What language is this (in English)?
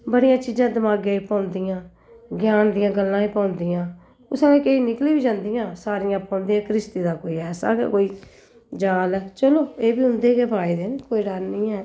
Dogri